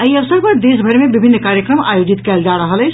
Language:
Maithili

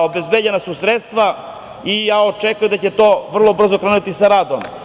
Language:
Serbian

